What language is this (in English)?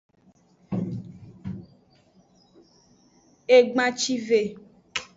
Aja (Benin)